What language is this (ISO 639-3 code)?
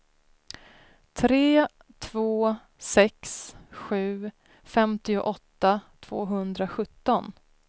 swe